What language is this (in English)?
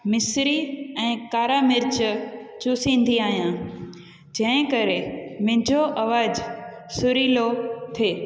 Sindhi